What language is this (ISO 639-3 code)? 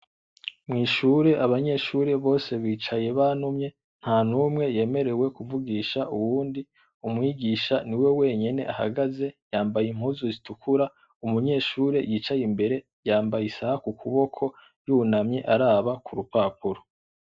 run